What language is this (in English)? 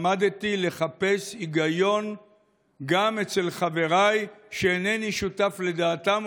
Hebrew